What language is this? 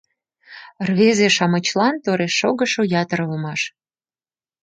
Mari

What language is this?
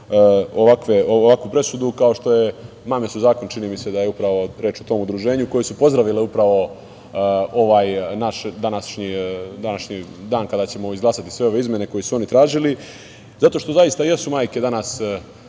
Serbian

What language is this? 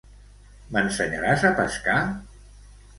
Catalan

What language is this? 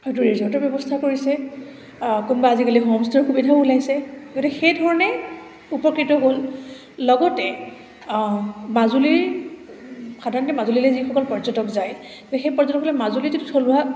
Assamese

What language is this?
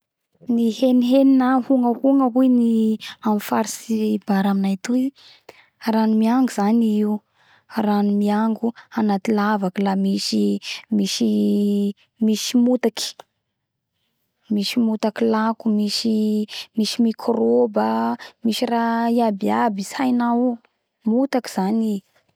Bara Malagasy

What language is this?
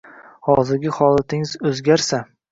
Uzbek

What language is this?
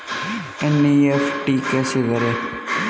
Hindi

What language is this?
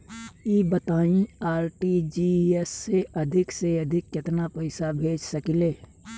Bhojpuri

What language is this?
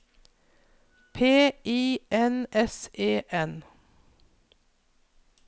Norwegian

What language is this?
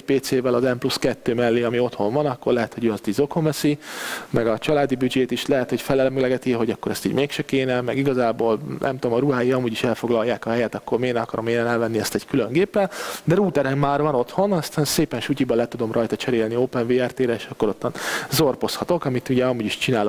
Hungarian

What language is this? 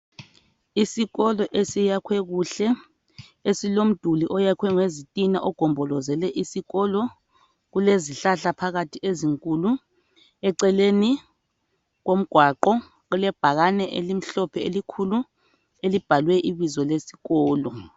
North Ndebele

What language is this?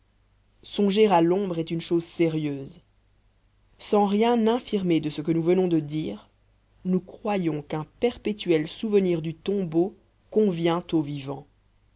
French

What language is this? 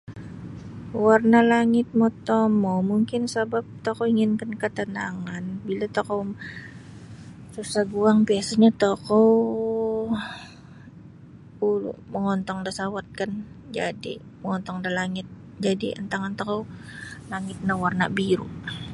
Sabah Bisaya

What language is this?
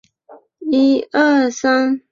Chinese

